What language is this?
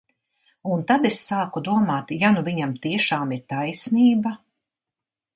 Latvian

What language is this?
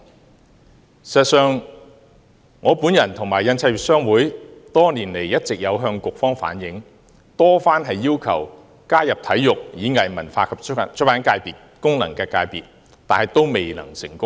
Cantonese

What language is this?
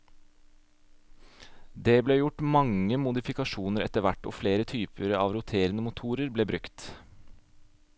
Norwegian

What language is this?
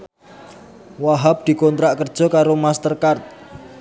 Javanese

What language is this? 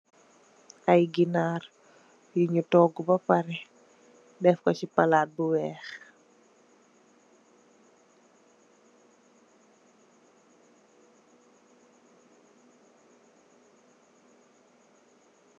Wolof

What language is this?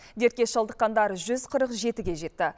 Kazakh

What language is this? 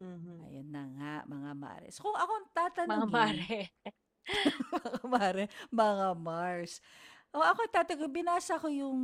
Filipino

